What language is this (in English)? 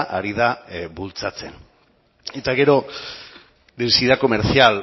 Basque